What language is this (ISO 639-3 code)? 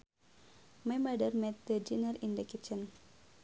sun